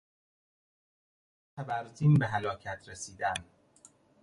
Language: Persian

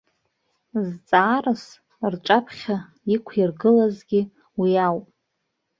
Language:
Abkhazian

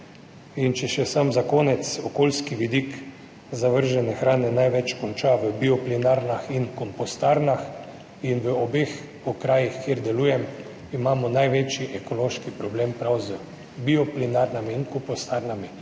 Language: Slovenian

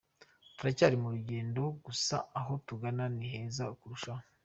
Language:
Kinyarwanda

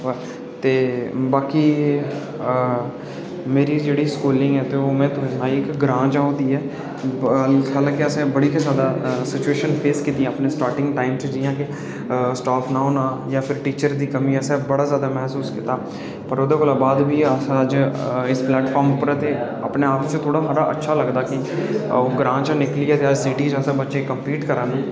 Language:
Dogri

